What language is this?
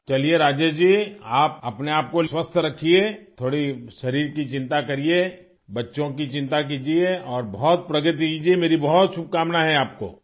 Urdu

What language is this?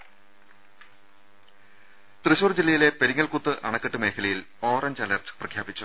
Malayalam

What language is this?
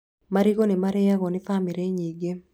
Kikuyu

